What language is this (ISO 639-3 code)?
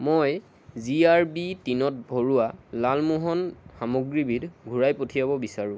asm